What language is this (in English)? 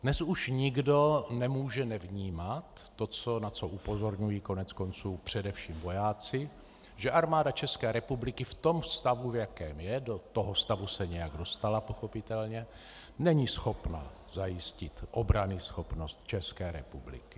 Czech